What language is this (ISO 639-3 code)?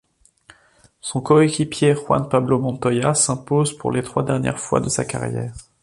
fra